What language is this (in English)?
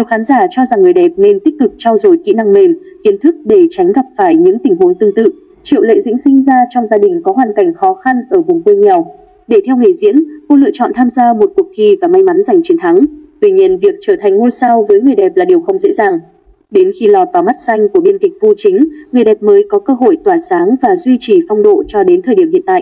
Vietnamese